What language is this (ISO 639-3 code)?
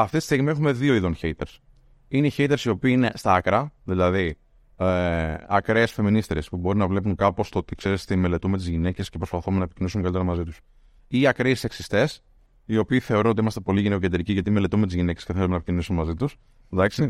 ell